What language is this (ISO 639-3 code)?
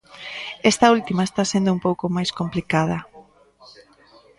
glg